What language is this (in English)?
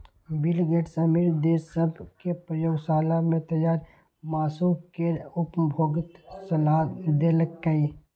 Maithili